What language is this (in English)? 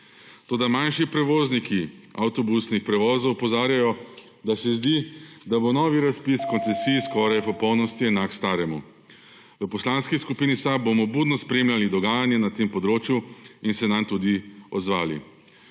Slovenian